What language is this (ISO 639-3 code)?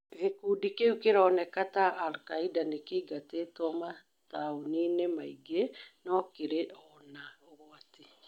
kik